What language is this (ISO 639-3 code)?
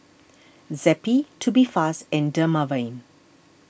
eng